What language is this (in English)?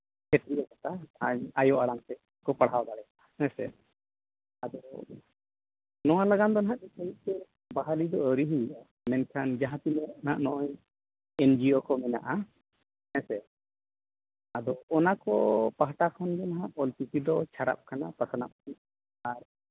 Santali